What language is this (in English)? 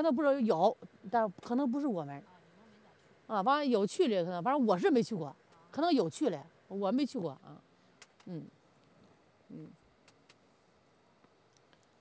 Chinese